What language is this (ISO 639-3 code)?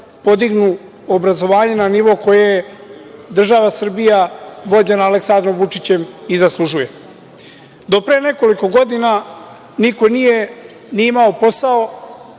srp